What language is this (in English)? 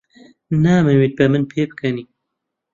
Central Kurdish